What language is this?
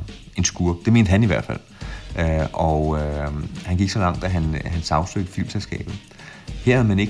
Danish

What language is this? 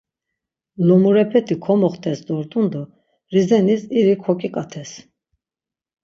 Laz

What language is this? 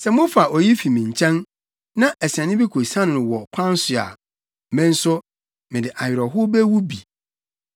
Akan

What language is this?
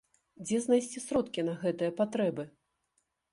Belarusian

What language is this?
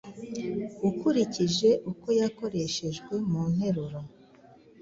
Kinyarwanda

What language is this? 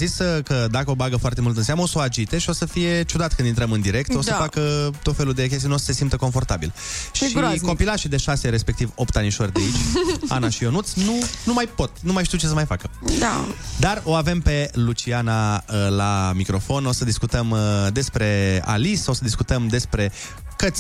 Romanian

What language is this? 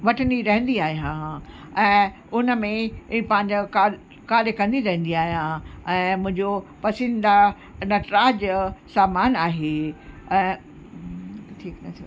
Sindhi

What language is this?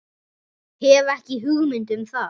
Icelandic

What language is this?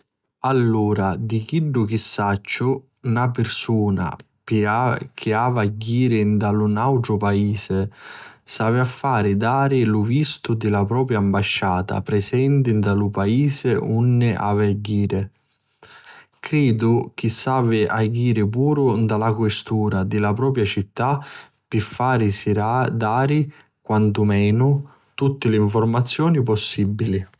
Sicilian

